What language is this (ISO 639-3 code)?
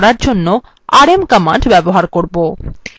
ben